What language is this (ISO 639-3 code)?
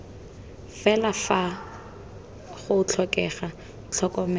tsn